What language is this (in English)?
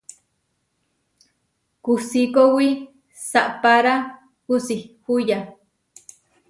Huarijio